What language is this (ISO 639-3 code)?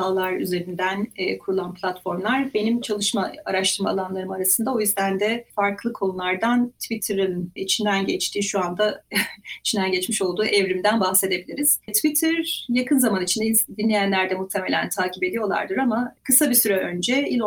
tur